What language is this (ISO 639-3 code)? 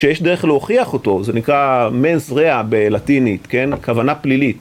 heb